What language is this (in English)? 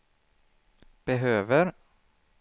Swedish